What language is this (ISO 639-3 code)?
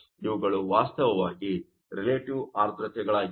kan